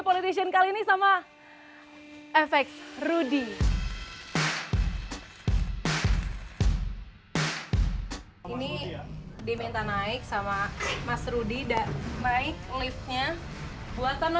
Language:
Indonesian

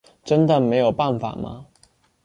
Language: Chinese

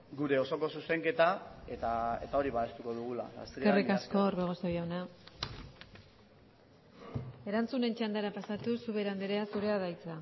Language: Basque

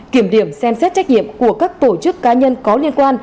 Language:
Vietnamese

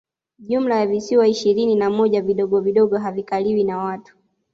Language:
Swahili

